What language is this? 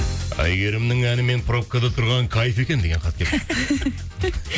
Kazakh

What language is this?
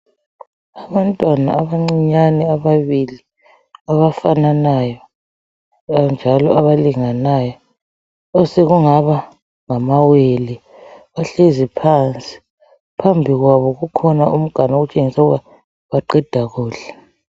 North Ndebele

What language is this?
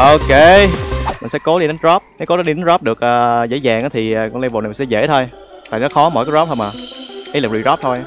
Vietnamese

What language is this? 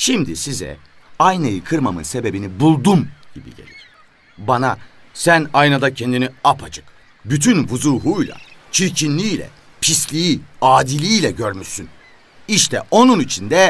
Turkish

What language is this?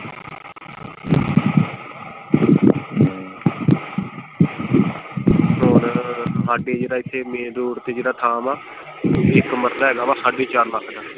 Punjabi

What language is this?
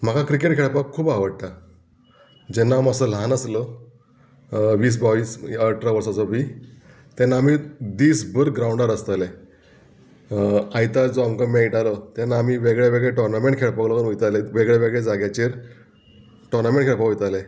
Konkani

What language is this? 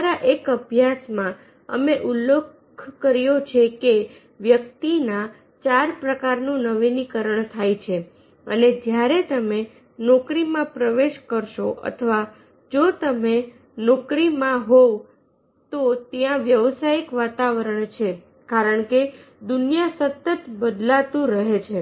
Gujarati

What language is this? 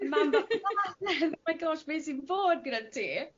Welsh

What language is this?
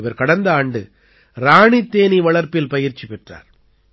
Tamil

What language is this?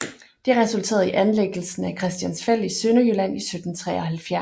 Danish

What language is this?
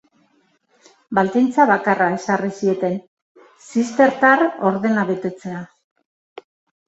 Basque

